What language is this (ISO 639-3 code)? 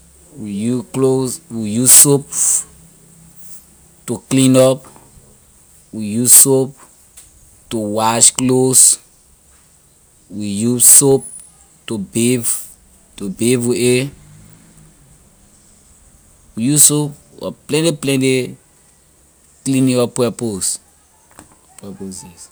lir